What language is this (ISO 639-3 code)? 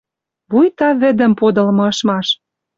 mrj